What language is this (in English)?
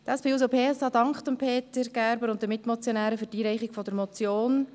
Swiss German